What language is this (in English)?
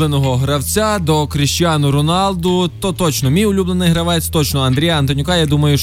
Ukrainian